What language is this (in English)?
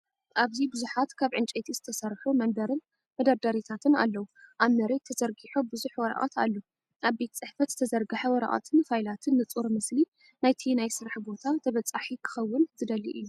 Tigrinya